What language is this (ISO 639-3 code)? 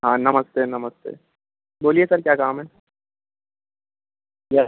hin